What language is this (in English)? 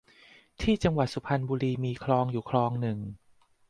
Thai